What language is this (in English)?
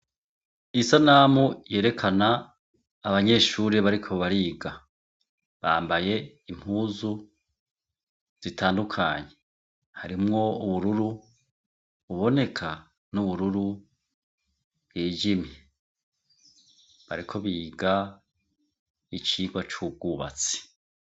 Rundi